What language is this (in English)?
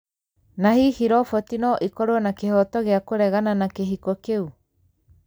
Kikuyu